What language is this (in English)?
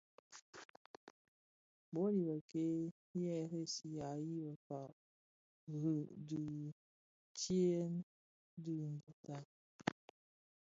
Bafia